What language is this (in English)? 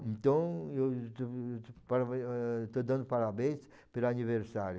Portuguese